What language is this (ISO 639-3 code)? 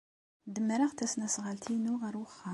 kab